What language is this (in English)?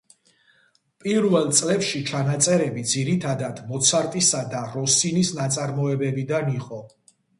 Georgian